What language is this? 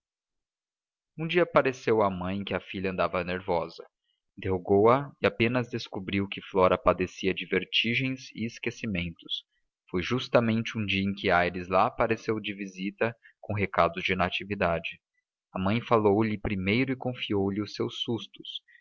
Portuguese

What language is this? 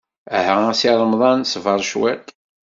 Kabyle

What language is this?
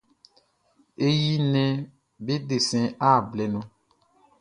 Baoulé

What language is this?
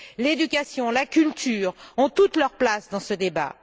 French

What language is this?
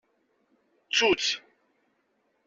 Kabyle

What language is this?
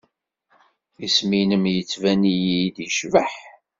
Kabyle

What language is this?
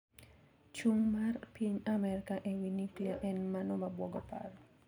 Luo (Kenya and Tanzania)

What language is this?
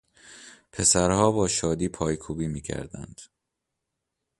Persian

